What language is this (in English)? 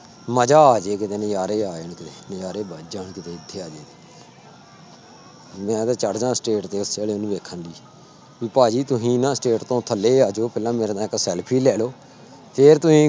Punjabi